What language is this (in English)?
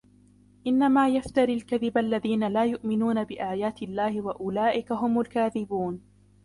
Arabic